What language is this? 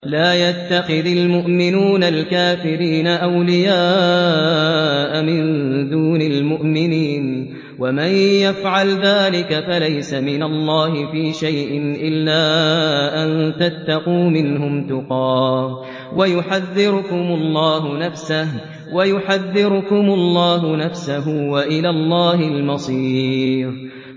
Arabic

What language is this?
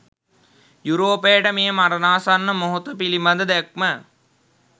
Sinhala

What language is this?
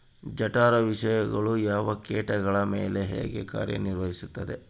Kannada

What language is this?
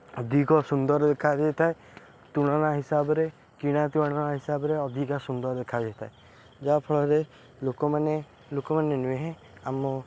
Odia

